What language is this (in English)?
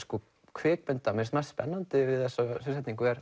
Icelandic